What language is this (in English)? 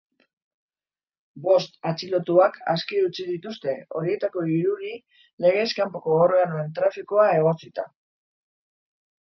Basque